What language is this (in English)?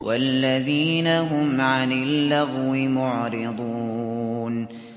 Arabic